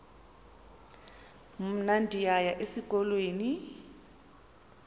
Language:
Xhosa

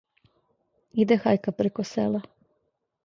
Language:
Serbian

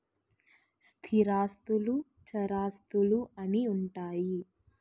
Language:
Telugu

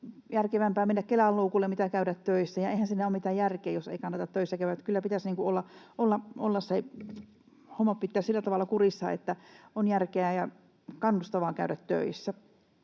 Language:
Finnish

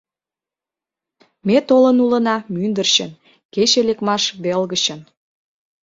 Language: Mari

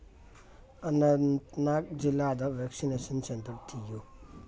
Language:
Manipuri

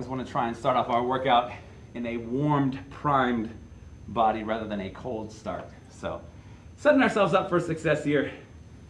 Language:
English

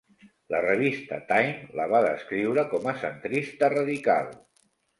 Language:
Catalan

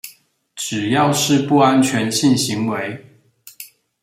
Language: Chinese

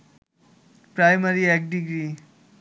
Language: Bangla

